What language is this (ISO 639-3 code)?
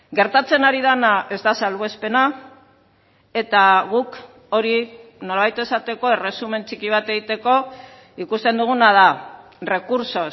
eus